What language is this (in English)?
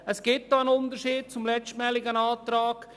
Swiss German